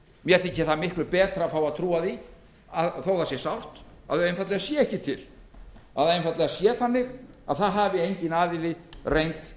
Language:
Icelandic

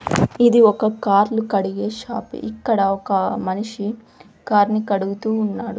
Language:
Telugu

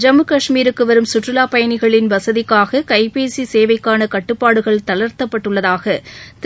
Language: Tamil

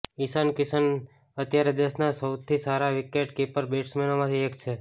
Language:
Gujarati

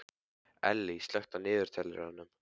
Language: Icelandic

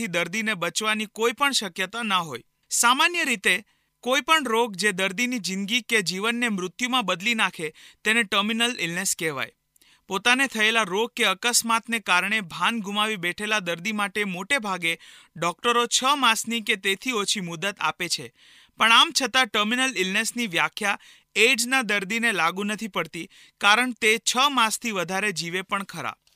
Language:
Hindi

